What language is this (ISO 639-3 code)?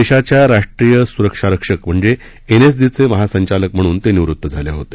mar